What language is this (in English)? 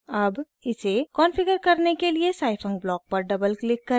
Hindi